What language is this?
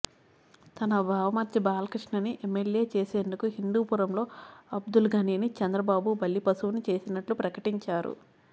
Telugu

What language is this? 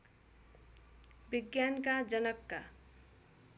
Nepali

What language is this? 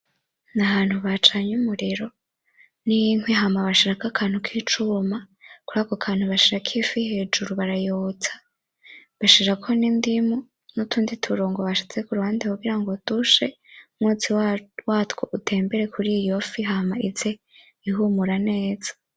Rundi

